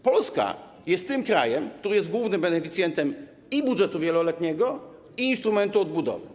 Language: Polish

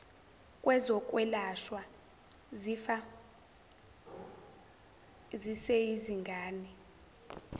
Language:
Zulu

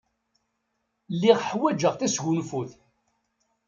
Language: Kabyle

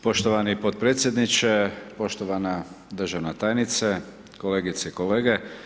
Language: Croatian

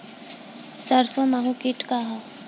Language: Bhojpuri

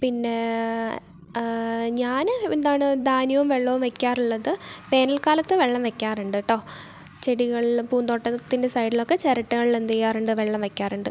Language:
Malayalam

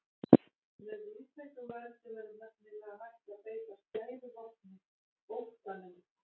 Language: Icelandic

